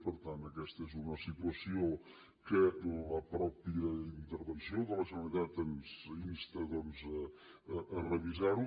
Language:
Catalan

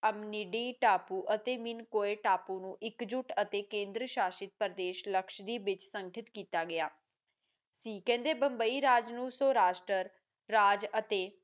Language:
Punjabi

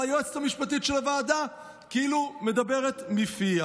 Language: Hebrew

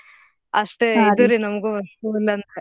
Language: Kannada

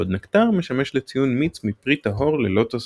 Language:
Hebrew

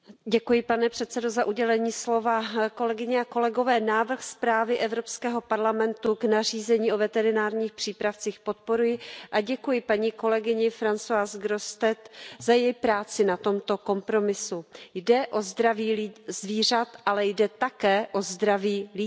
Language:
Czech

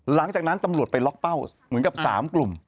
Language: Thai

